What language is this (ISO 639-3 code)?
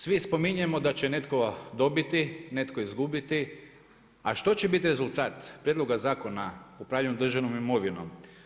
hrv